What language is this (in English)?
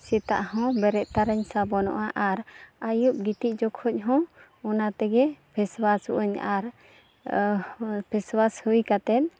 Santali